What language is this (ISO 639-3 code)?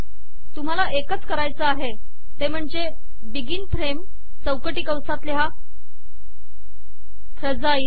mar